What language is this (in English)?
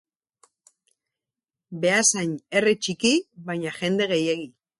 Basque